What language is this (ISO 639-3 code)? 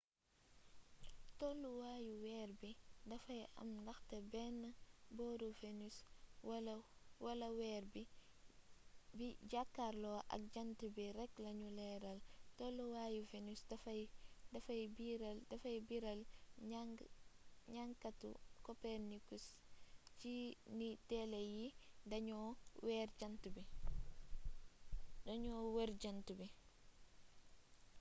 wol